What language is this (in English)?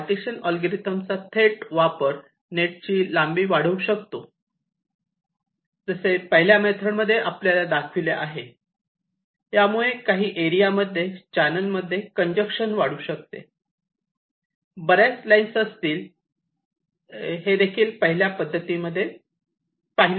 Marathi